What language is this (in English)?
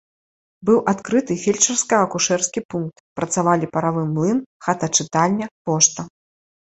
Belarusian